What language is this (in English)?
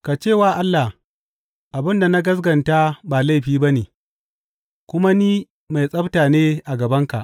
Hausa